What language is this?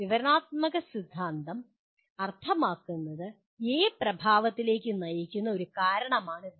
Malayalam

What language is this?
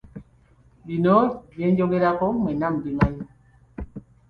Ganda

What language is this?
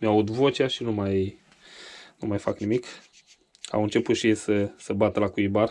Romanian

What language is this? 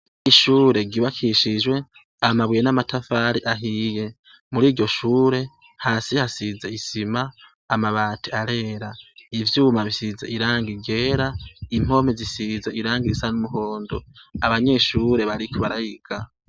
Rundi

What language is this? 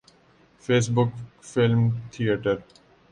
Urdu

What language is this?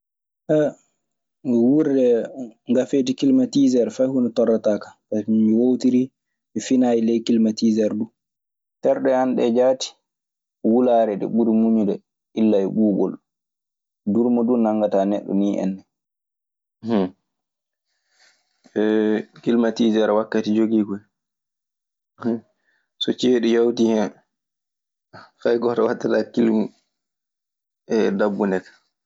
Maasina Fulfulde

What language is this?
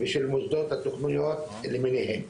Hebrew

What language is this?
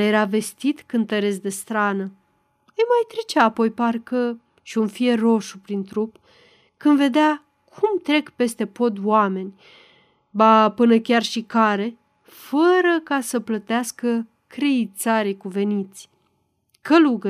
Romanian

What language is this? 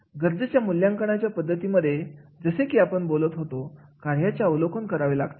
Marathi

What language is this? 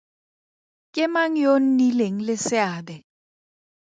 Tswana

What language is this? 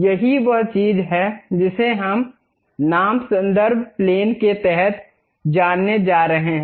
Hindi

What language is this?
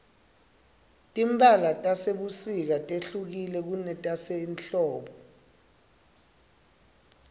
Swati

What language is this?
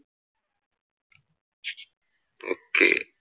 Malayalam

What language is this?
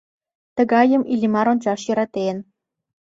Mari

